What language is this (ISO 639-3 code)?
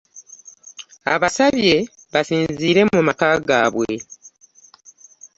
lug